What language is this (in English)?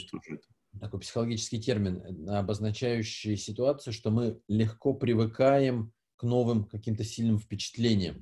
Russian